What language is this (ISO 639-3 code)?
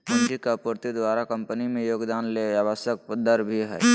mag